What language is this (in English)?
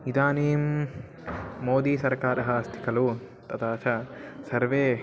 Sanskrit